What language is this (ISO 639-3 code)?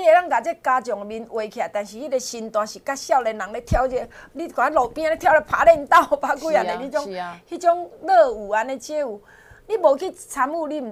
zho